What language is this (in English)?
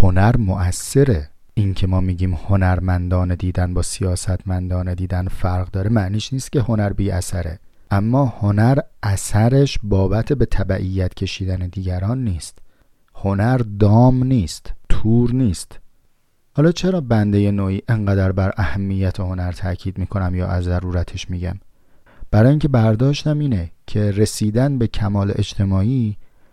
Persian